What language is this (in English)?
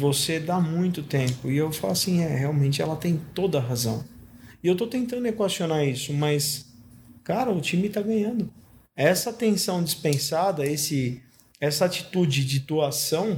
Portuguese